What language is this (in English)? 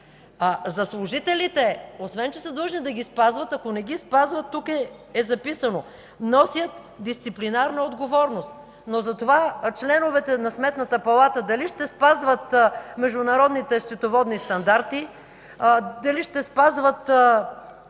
Bulgarian